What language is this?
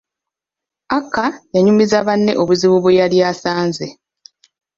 Ganda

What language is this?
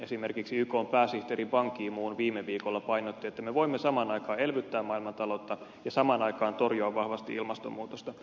Finnish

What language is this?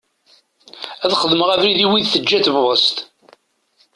Kabyle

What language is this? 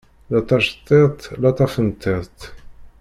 Kabyle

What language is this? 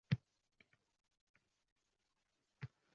Uzbek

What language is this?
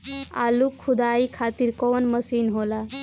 Bhojpuri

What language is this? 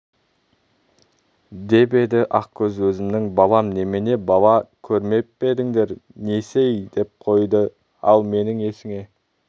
Kazakh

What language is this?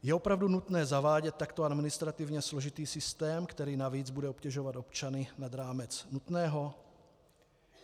Czech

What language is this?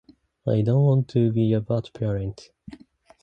Japanese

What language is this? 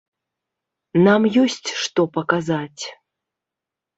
Belarusian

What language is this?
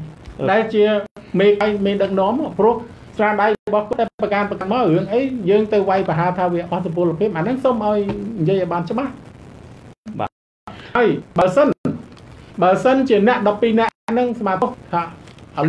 Thai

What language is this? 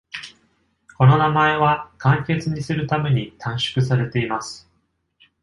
Japanese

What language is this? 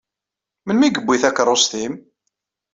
Kabyle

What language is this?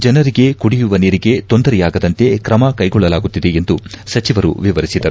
Kannada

